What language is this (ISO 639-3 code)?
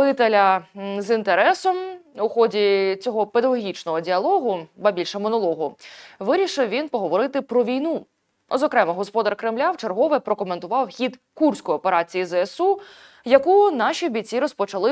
ukr